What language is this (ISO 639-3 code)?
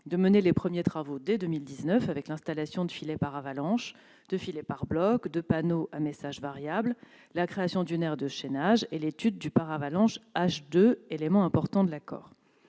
fra